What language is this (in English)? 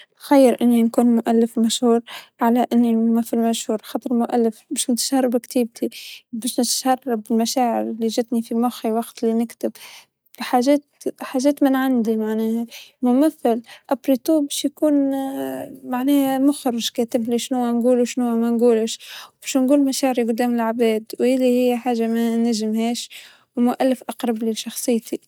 Tunisian Arabic